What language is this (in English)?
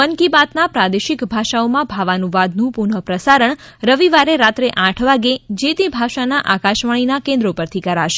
Gujarati